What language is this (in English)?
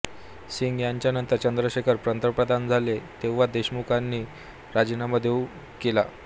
Marathi